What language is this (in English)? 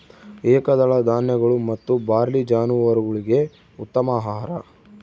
Kannada